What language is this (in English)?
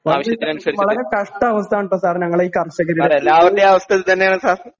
Malayalam